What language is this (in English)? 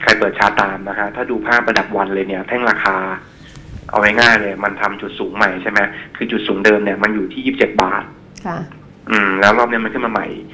Thai